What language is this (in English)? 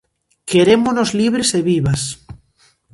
Galician